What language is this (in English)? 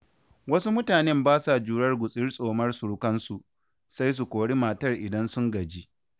Hausa